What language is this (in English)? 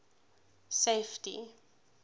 English